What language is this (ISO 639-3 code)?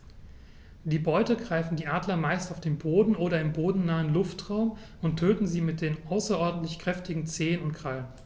deu